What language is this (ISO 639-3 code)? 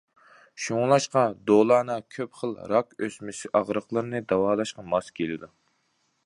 uig